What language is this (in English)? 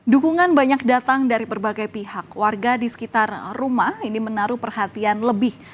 Indonesian